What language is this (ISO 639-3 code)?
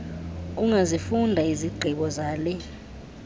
xho